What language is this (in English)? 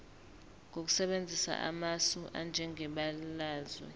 Zulu